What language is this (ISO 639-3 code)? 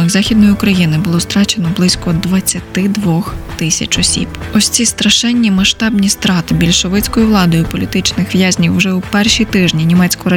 ukr